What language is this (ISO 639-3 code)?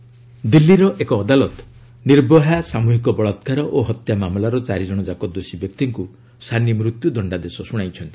ori